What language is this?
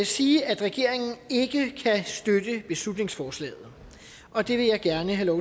Danish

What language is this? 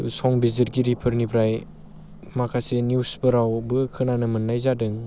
Bodo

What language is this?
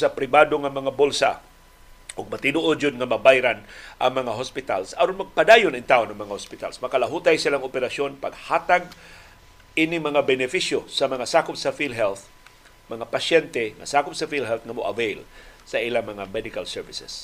Filipino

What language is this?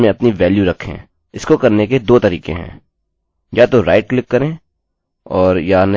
Hindi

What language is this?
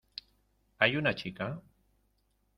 Spanish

